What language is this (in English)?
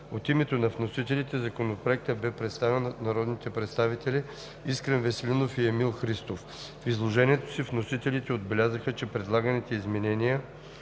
Bulgarian